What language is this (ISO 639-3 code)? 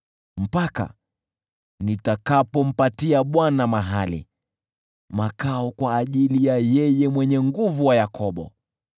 swa